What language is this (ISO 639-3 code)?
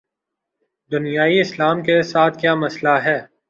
urd